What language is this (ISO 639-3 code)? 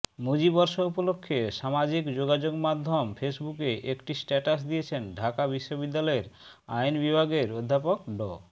ben